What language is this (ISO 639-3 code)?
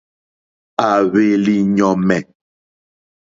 bri